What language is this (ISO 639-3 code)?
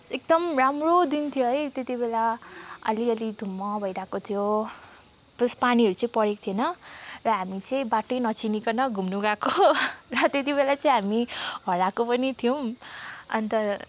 nep